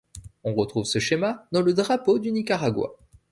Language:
French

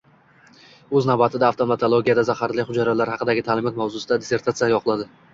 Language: Uzbek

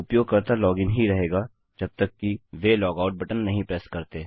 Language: Hindi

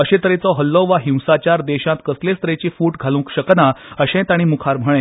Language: Konkani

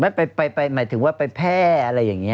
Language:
Thai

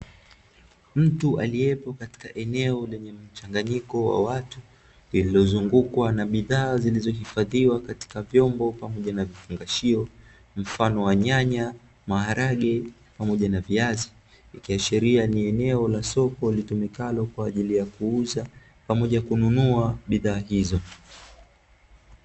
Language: Swahili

